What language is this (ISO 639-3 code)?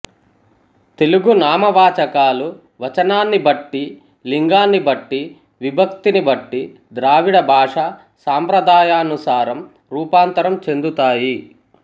tel